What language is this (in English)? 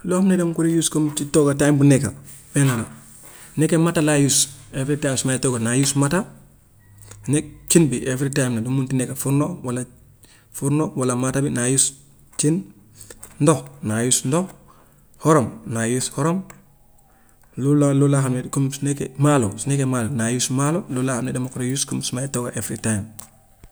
Gambian Wolof